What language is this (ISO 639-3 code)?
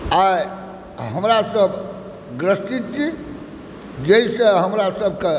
mai